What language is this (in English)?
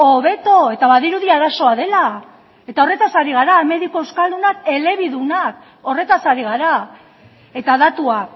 Basque